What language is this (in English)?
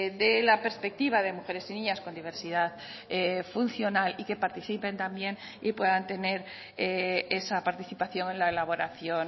Spanish